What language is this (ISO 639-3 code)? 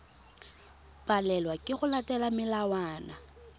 tsn